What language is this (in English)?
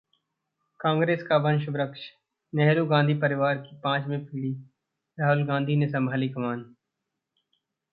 Hindi